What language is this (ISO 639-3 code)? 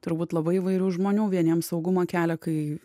lit